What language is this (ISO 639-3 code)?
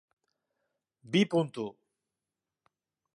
eus